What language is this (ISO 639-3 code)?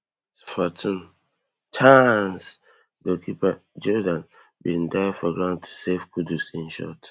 pcm